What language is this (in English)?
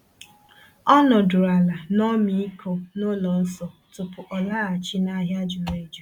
Igbo